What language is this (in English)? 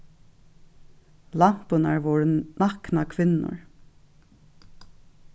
Faroese